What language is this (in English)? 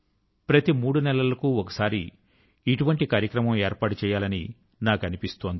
Telugu